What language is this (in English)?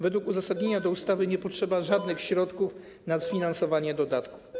Polish